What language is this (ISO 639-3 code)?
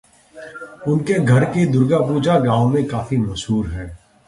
hin